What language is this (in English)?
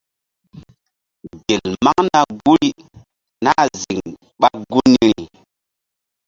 Mbum